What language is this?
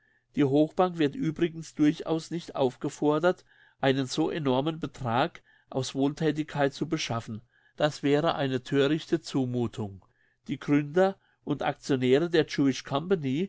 German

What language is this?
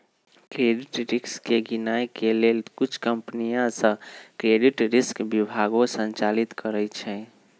Magahi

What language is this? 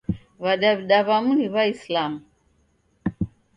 Taita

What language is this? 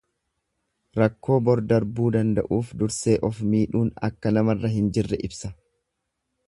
Oromo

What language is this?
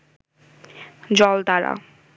Bangla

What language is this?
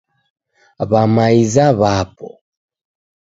Taita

